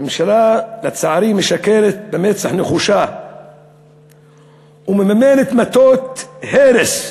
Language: Hebrew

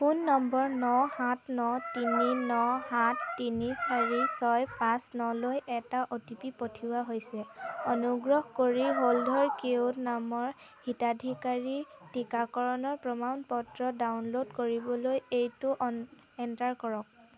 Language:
Assamese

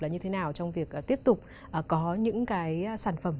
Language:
Vietnamese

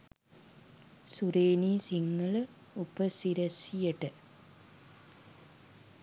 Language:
Sinhala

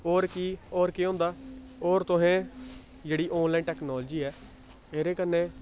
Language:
Dogri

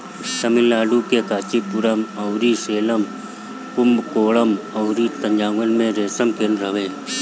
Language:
Bhojpuri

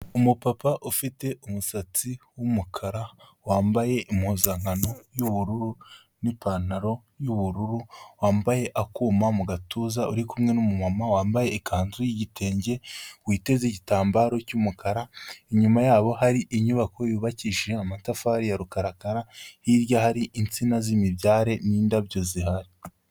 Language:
Kinyarwanda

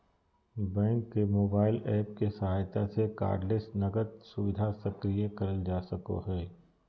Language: Magahi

